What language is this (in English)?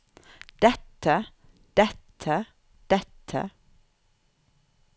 Norwegian